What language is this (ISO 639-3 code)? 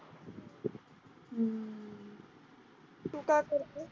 mar